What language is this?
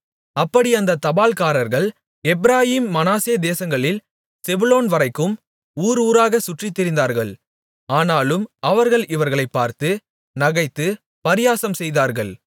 Tamil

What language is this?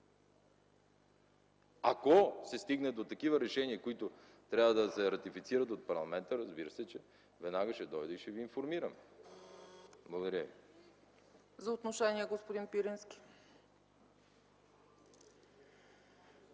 Bulgarian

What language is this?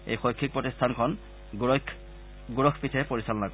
Assamese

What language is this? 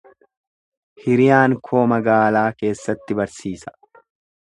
Oromo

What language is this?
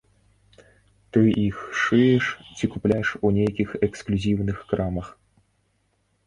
Belarusian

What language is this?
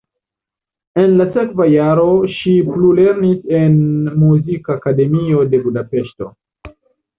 Esperanto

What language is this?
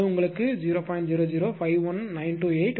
Tamil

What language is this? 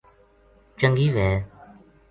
Gujari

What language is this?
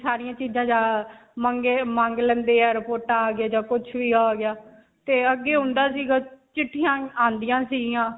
Punjabi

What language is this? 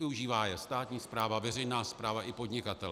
Czech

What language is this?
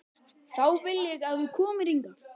Icelandic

